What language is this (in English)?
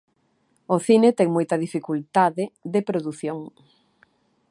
Galician